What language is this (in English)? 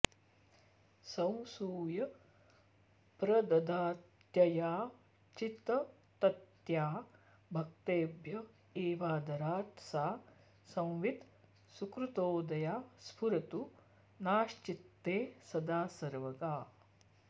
Sanskrit